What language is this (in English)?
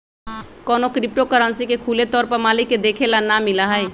Magahi